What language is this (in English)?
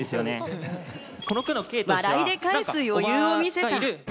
Japanese